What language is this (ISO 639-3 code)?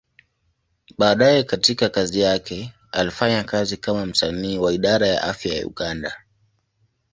swa